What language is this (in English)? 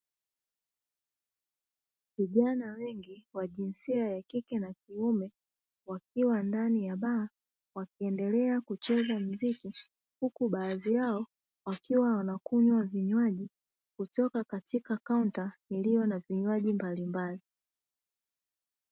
Swahili